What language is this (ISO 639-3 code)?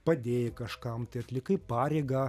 lit